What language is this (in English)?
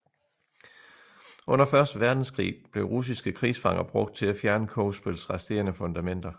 Danish